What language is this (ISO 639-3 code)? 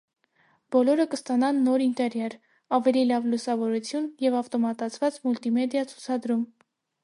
hye